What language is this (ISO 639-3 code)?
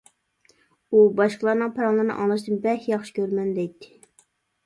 uig